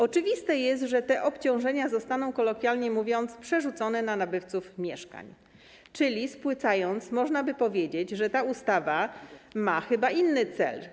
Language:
Polish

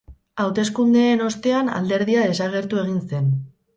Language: Basque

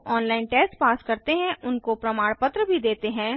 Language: Hindi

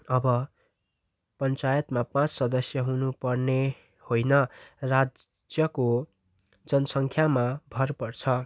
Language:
Nepali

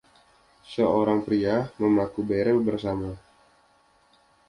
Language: Indonesian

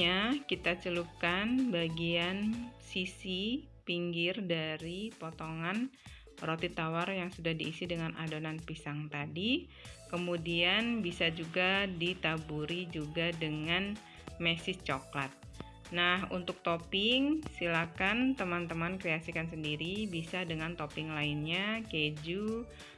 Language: Indonesian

